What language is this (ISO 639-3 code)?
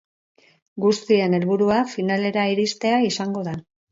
eus